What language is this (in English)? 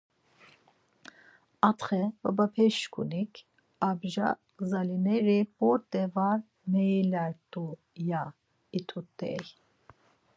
Laz